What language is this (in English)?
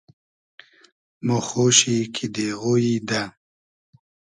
Hazaragi